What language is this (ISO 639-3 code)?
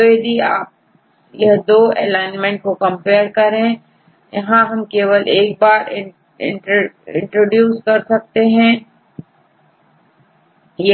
hin